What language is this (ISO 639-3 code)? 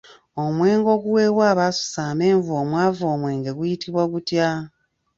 lug